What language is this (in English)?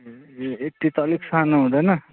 Nepali